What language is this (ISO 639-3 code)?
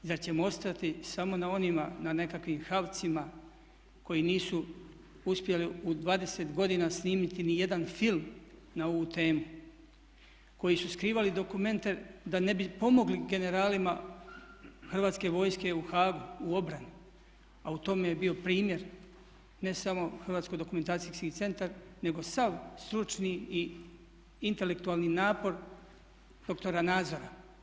hrv